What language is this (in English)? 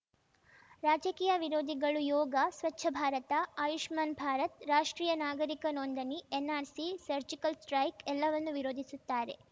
Kannada